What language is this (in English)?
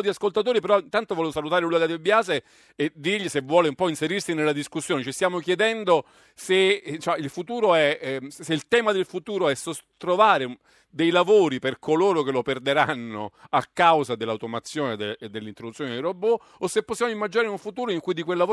Italian